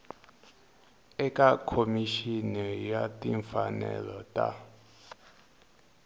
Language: Tsonga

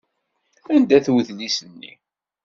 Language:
Kabyle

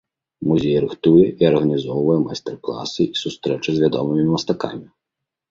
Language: Belarusian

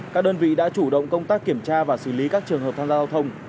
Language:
Vietnamese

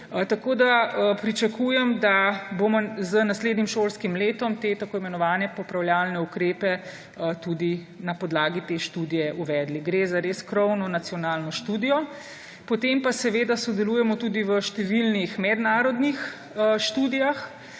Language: Slovenian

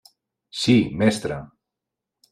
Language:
Catalan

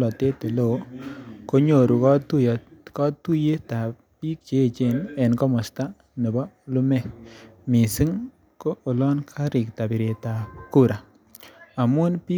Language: Kalenjin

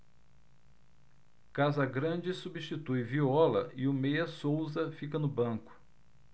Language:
Portuguese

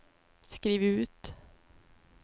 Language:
Swedish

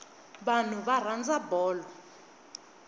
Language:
Tsonga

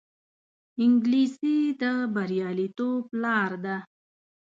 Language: Pashto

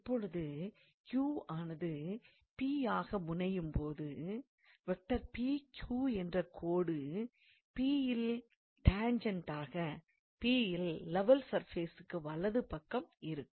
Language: Tamil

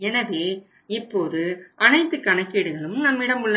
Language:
Tamil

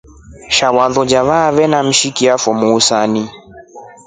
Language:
Rombo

